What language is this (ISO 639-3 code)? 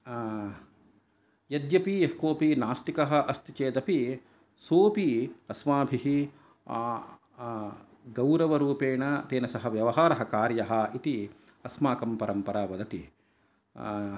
san